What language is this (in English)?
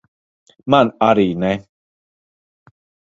Latvian